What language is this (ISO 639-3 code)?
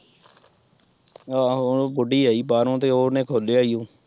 pan